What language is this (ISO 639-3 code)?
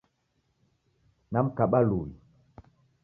dav